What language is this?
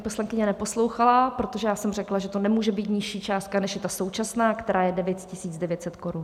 Czech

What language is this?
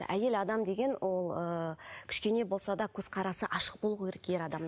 Kazakh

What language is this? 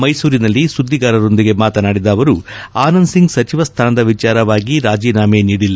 Kannada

